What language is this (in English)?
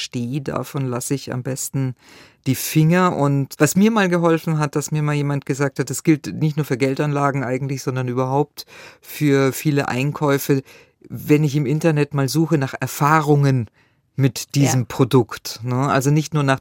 German